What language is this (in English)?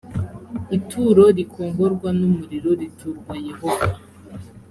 Kinyarwanda